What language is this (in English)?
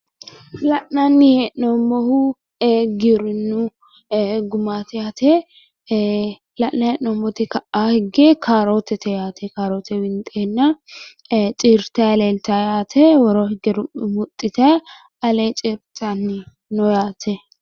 Sidamo